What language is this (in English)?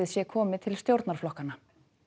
Icelandic